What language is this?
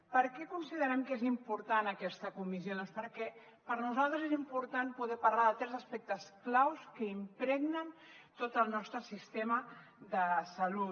Catalan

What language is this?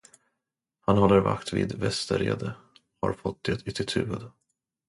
Swedish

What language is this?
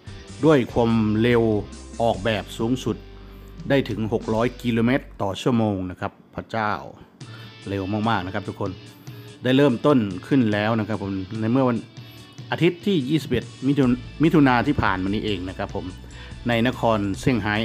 Thai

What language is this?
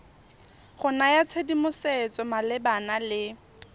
Tswana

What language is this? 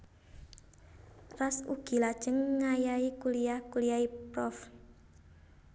Javanese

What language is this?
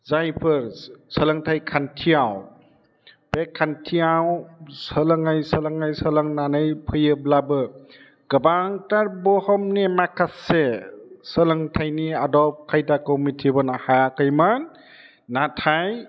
Bodo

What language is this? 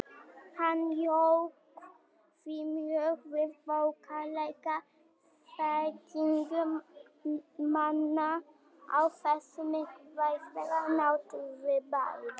Icelandic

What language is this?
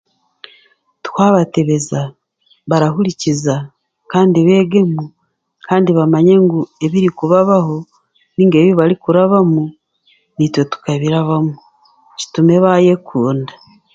Chiga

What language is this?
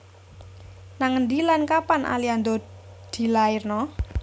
Javanese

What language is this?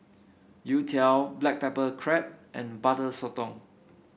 English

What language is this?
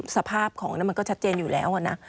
Thai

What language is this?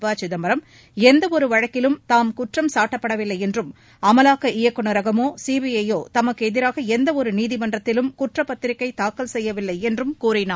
Tamil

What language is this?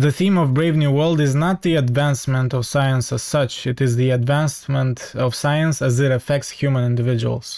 Romanian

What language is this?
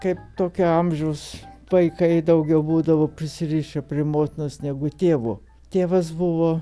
Lithuanian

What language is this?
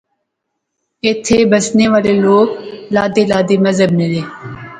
Pahari-Potwari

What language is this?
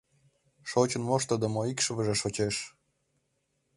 Mari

